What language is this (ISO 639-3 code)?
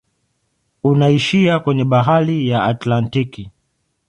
swa